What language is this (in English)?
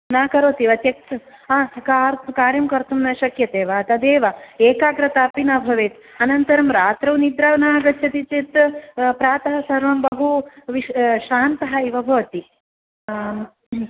Sanskrit